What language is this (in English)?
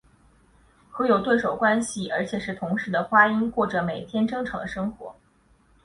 Chinese